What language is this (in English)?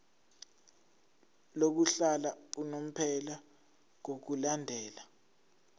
Zulu